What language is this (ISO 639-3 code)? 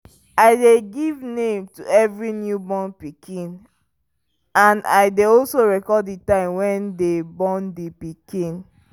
pcm